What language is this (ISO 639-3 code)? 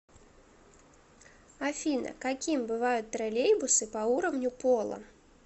rus